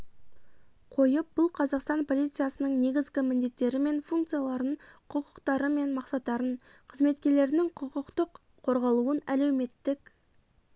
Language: Kazakh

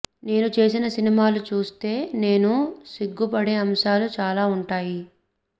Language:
Telugu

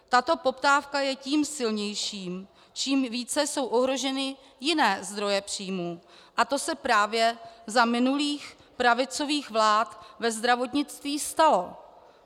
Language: Czech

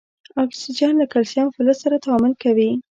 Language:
Pashto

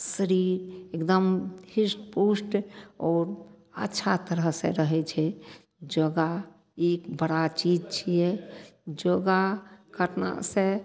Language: Maithili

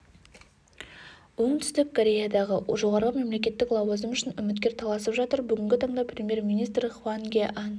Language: Kazakh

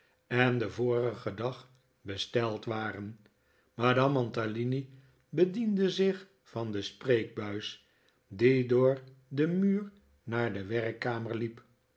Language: Dutch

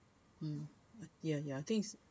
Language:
English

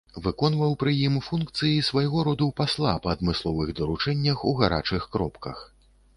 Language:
Belarusian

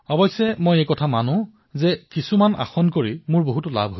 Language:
Assamese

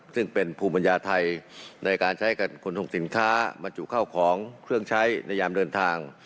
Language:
Thai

